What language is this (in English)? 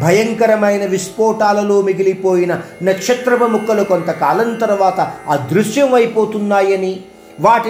Hindi